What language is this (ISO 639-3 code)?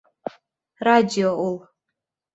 bak